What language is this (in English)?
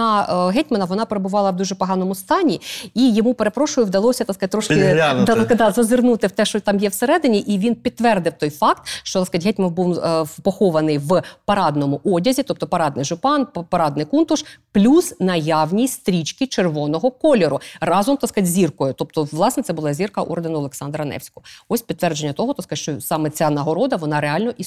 Ukrainian